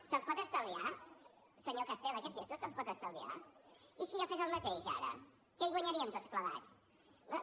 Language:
Catalan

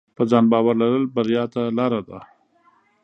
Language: Pashto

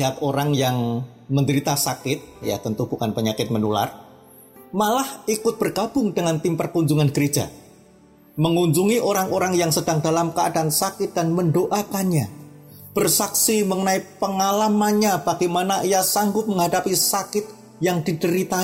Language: Indonesian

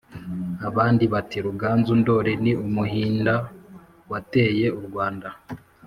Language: Kinyarwanda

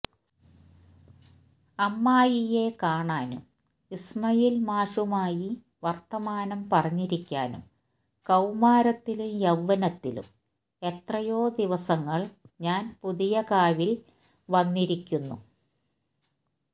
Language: Malayalam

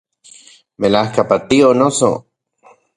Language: Central Puebla Nahuatl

